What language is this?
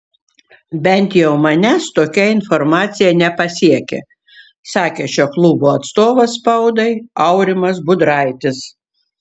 Lithuanian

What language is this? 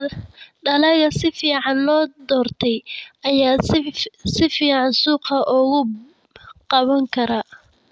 Somali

